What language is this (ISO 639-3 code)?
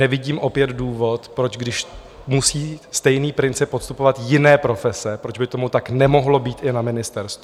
ces